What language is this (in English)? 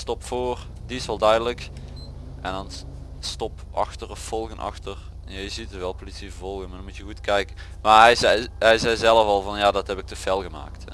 Dutch